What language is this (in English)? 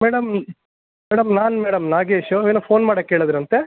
Kannada